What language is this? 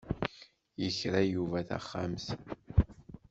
Kabyle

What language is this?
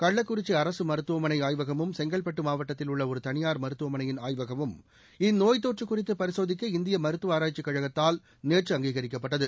Tamil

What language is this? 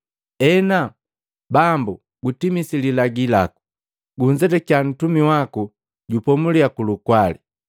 Matengo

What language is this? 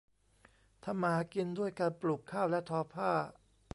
Thai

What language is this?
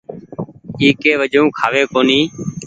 Goaria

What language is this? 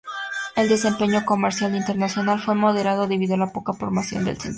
Spanish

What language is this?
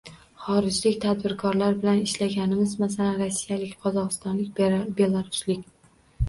Uzbek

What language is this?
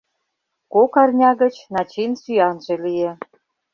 Mari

